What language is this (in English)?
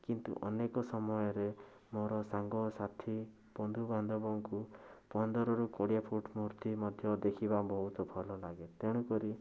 Odia